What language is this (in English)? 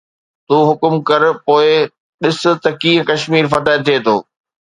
Sindhi